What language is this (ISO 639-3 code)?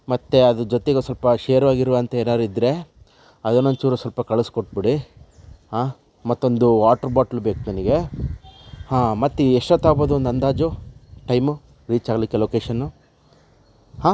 kan